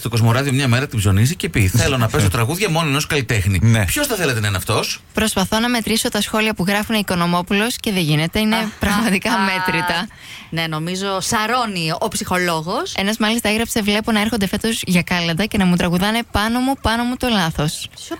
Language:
Greek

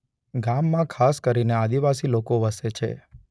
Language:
Gujarati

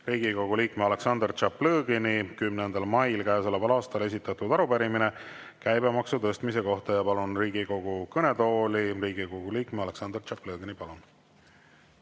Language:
Estonian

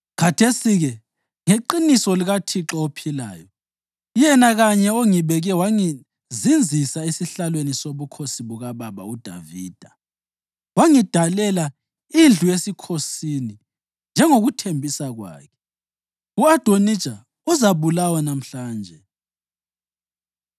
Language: North Ndebele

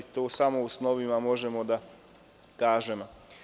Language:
Serbian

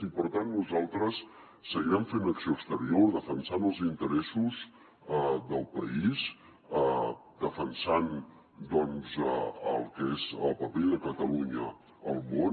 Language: Catalan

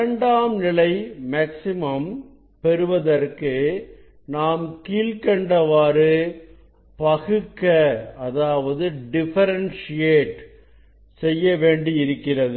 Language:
Tamil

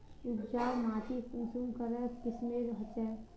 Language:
Magahi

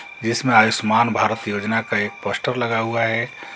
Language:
Hindi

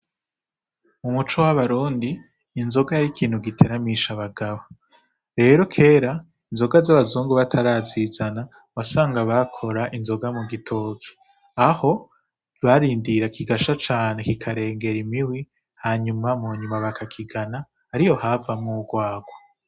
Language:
Rundi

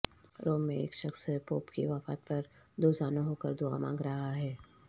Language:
Urdu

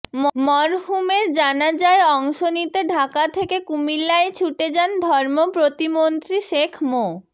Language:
Bangla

